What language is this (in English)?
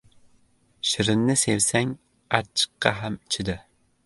Uzbek